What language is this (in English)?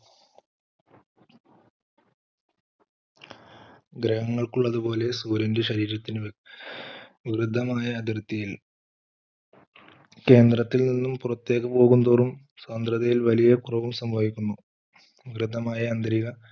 Malayalam